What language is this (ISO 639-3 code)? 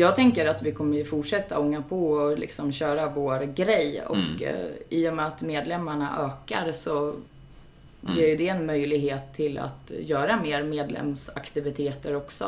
swe